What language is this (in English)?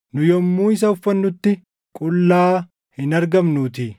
Oromo